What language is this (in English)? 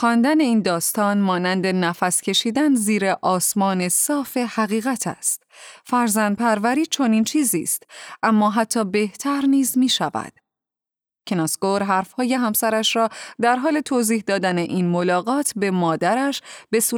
Persian